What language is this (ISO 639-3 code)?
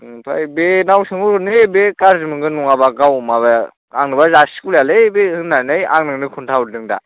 brx